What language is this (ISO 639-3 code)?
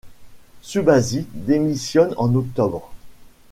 fra